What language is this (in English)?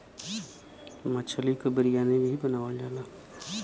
Bhojpuri